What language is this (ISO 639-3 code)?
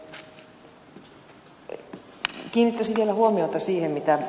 fin